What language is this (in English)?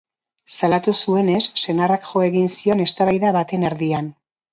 Basque